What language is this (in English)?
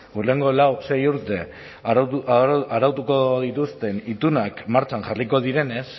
Basque